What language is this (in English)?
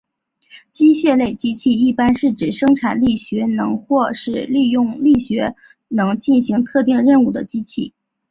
Chinese